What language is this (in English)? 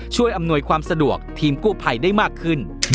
Thai